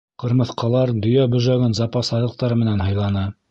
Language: Bashkir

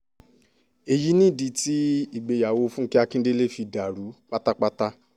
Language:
Yoruba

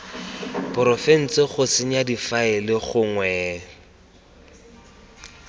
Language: Tswana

